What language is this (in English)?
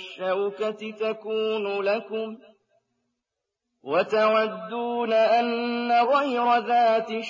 Arabic